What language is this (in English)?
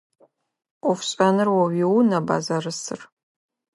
Adyghe